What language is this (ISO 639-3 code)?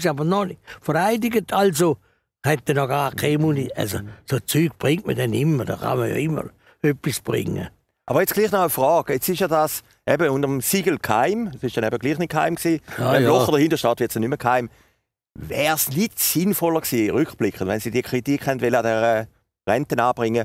deu